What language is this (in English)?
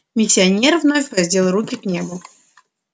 Russian